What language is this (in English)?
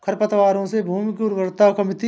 Hindi